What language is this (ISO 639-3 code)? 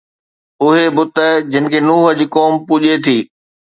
snd